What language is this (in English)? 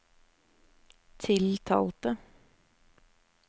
Norwegian